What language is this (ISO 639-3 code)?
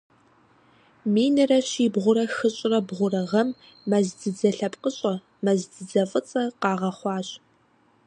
kbd